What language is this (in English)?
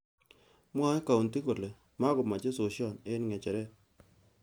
Kalenjin